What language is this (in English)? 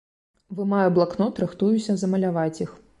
Belarusian